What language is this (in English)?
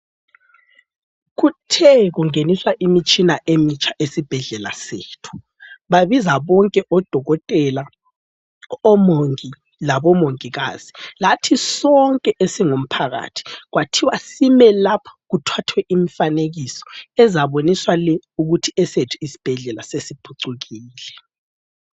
North Ndebele